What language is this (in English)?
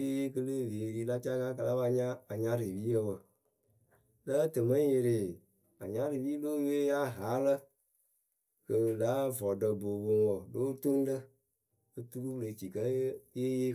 Akebu